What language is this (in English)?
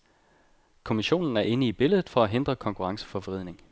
Danish